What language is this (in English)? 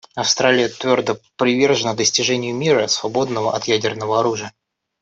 Russian